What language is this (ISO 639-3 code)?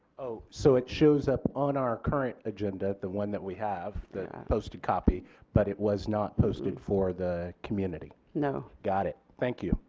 eng